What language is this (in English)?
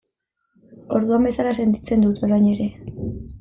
Basque